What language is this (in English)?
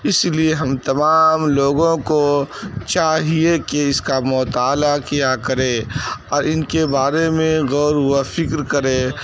Urdu